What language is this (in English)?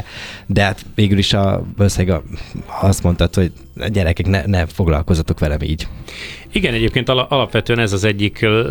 Hungarian